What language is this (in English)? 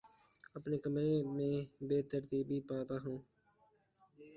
Urdu